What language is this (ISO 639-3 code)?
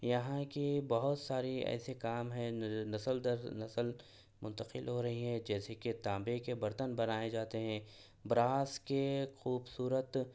urd